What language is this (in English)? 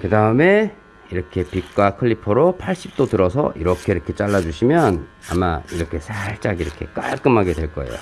Korean